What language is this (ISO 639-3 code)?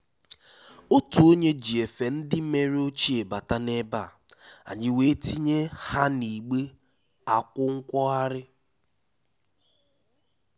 ibo